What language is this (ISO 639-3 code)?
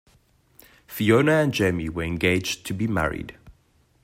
eng